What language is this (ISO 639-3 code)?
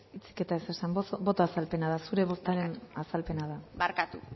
eus